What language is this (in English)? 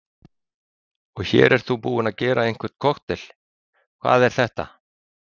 Icelandic